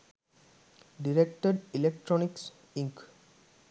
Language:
Sinhala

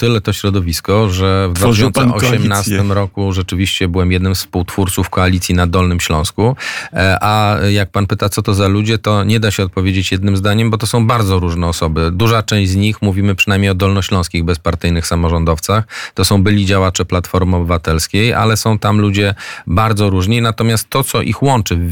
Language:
Polish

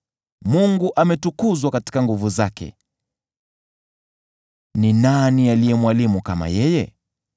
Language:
Swahili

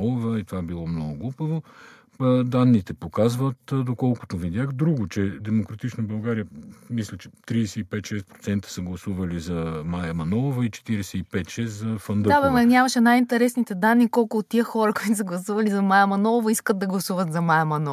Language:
Bulgarian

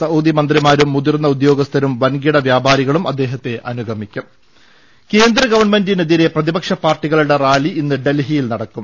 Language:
Malayalam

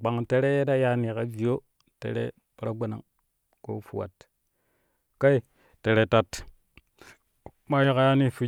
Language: Kushi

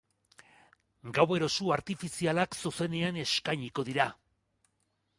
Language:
Basque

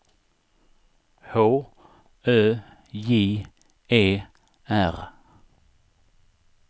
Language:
Swedish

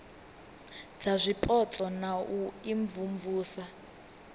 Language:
Venda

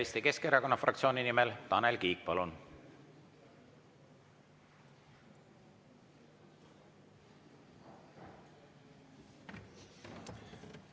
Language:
Estonian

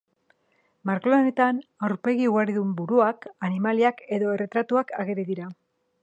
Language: Basque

